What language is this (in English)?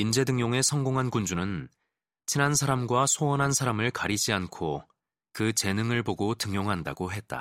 Korean